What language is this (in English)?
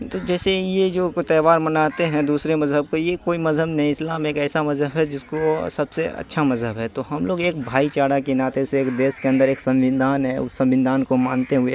Urdu